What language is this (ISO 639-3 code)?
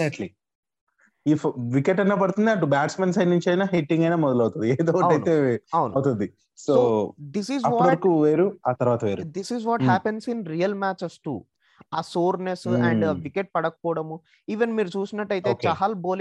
tel